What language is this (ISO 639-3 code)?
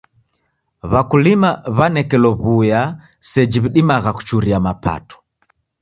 dav